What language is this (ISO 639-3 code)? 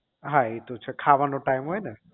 guj